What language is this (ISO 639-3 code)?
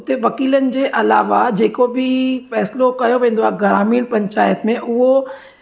snd